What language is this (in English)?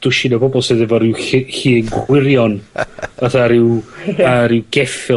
Welsh